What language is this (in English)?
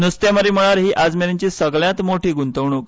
Konkani